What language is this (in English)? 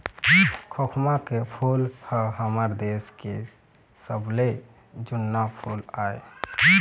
Chhattisgarhi